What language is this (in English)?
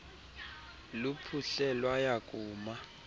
Xhosa